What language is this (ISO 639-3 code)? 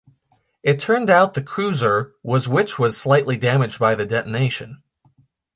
eng